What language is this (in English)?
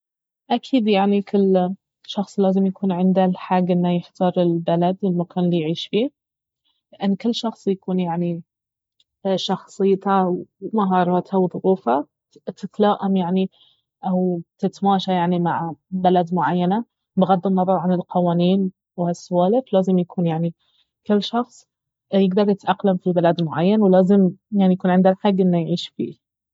Baharna Arabic